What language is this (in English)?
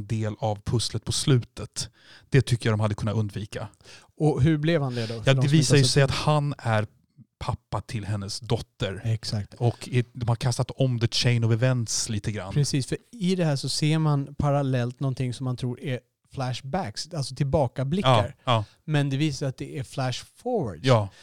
Swedish